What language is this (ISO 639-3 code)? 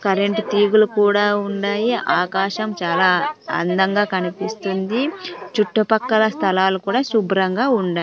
tel